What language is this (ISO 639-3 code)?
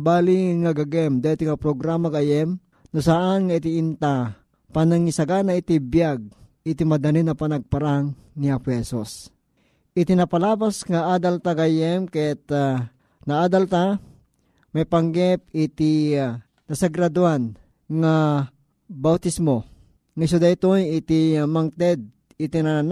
fil